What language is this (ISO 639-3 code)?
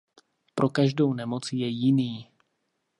ces